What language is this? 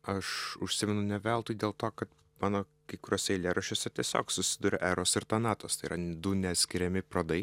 Lithuanian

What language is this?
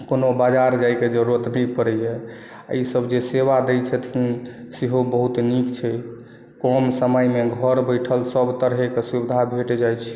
Maithili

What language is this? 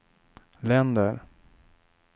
Swedish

